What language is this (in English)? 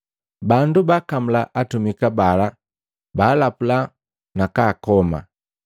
Matengo